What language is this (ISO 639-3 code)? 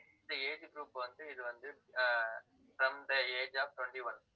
tam